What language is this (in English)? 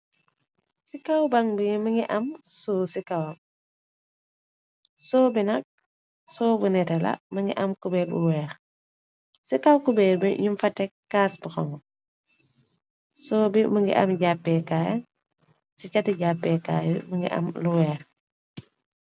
Wolof